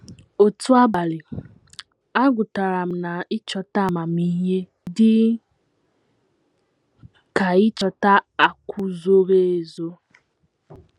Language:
Igbo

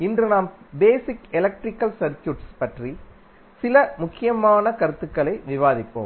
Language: Tamil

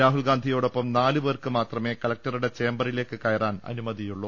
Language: Malayalam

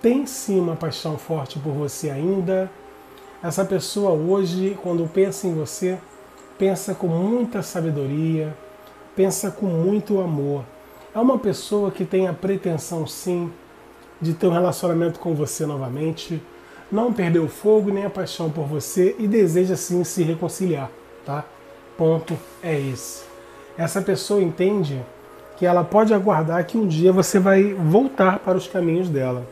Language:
Portuguese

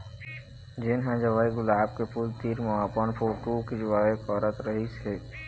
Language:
Chhattisgarhi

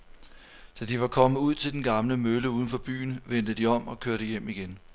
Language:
Danish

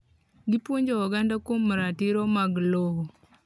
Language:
Luo (Kenya and Tanzania)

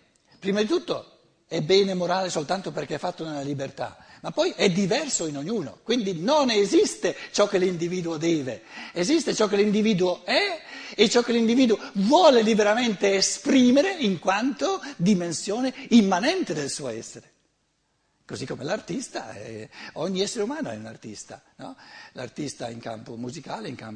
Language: Italian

